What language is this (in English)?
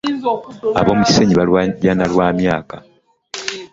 Ganda